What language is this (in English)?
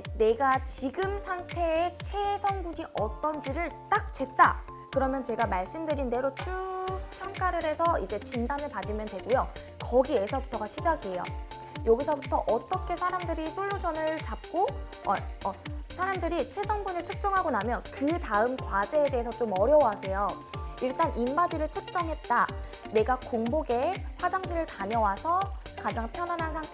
Korean